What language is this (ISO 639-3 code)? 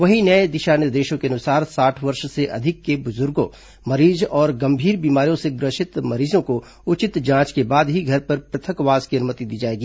hin